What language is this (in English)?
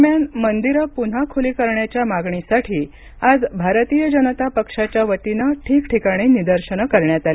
Marathi